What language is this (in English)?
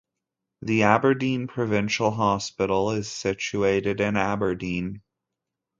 English